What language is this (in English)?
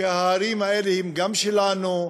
Hebrew